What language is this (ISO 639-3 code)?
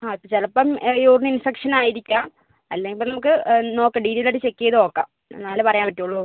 mal